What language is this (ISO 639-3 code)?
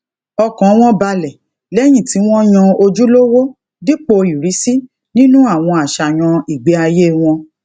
yor